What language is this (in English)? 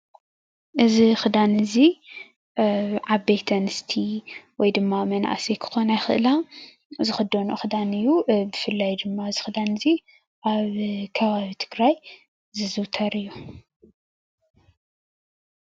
Tigrinya